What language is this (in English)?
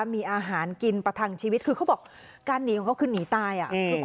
Thai